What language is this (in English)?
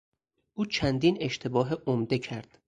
Persian